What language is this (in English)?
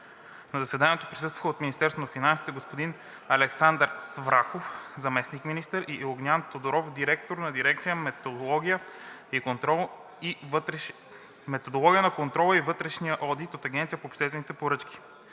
Bulgarian